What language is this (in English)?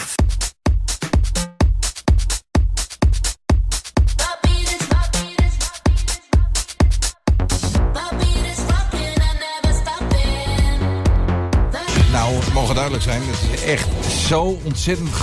Dutch